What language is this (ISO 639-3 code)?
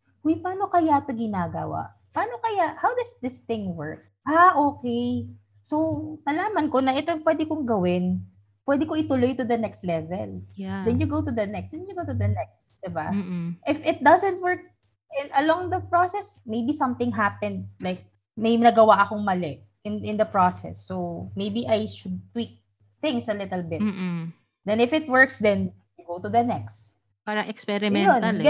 fil